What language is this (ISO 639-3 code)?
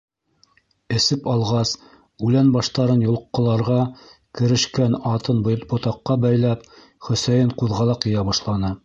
bak